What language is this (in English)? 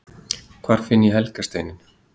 Icelandic